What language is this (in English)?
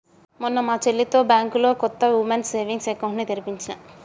Telugu